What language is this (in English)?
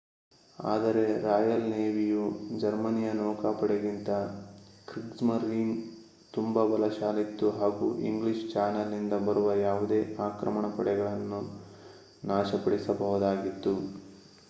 Kannada